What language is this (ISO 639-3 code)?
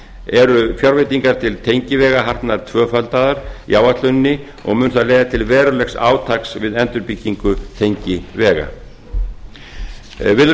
isl